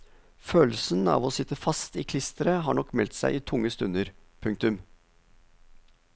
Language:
Norwegian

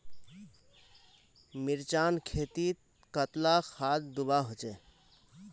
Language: Magahi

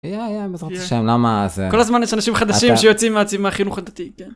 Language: Hebrew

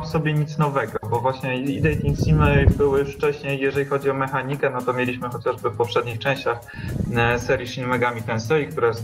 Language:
Polish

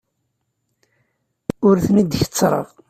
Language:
Kabyle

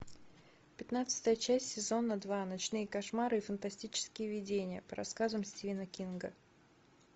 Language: Russian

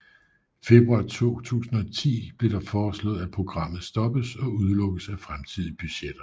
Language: Danish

